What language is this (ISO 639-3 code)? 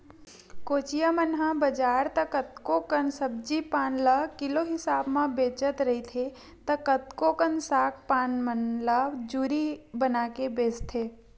hne